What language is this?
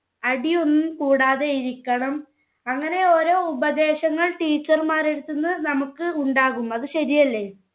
Malayalam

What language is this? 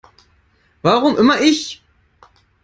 German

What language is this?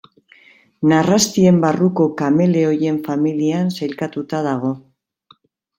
Basque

